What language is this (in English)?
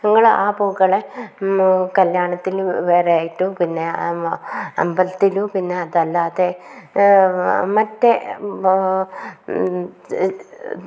Malayalam